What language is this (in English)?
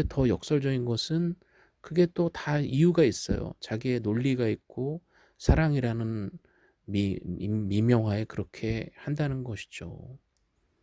Korean